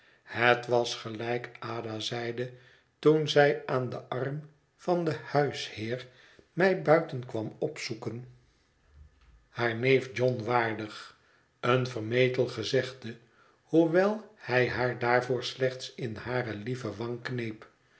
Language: Dutch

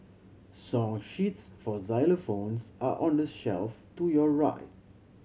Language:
English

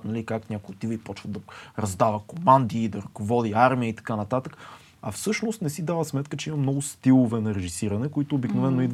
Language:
Bulgarian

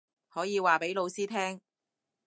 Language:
Cantonese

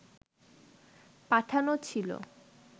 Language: Bangla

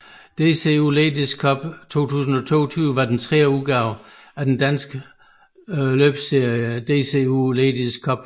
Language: Danish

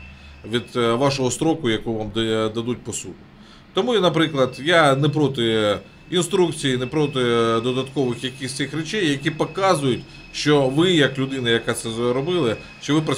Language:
Ukrainian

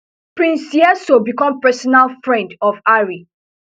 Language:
Nigerian Pidgin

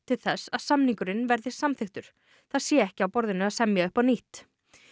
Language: Icelandic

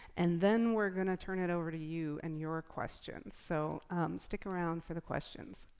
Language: English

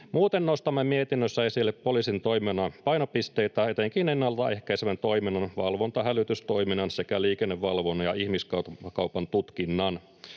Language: Finnish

